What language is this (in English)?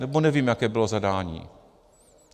Czech